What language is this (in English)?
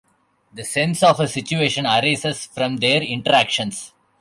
English